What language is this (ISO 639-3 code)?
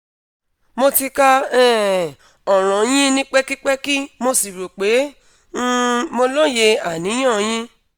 yor